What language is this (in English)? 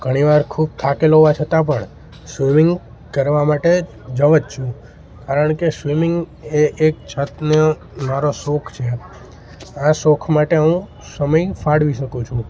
Gujarati